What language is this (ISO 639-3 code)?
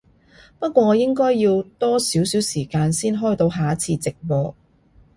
yue